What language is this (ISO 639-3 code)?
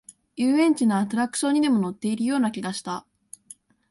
jpn